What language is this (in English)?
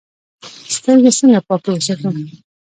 Pashto